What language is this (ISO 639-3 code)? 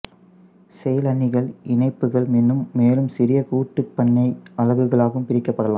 tam